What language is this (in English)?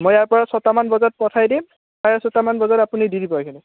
Assamese